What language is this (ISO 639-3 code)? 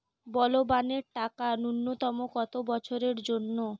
ben